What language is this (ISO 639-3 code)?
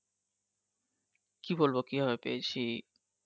ben